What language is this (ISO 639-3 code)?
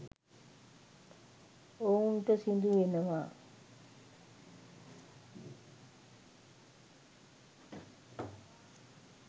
sin